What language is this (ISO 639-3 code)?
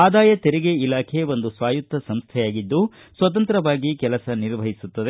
kan